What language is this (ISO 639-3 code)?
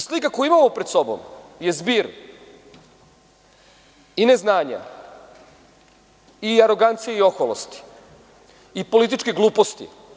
srp